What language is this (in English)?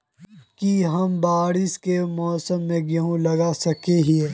Magahi